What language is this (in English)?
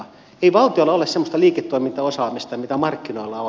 Finnish